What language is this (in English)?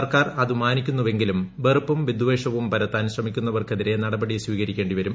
Malayalam